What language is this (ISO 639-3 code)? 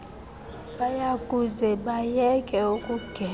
xho